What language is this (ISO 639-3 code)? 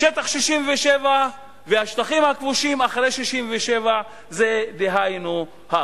heb